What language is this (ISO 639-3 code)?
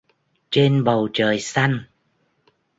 vie